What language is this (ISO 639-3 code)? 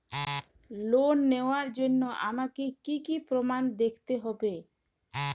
ben